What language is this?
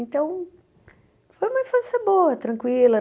Portuguese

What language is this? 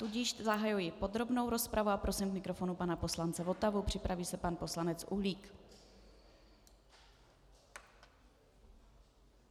Czech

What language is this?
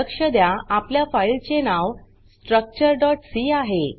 Marathi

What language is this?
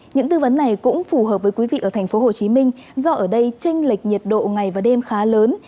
Vietnamese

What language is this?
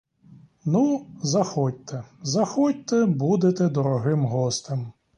Ukrainian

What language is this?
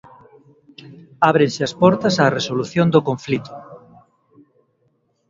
Galician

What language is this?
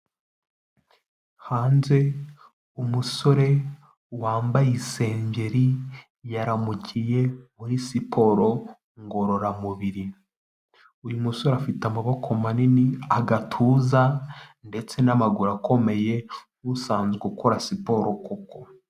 Kinyarwanda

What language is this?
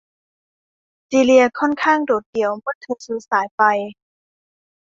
Thai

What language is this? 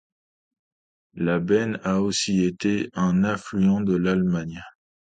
French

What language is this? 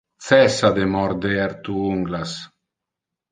Interlingua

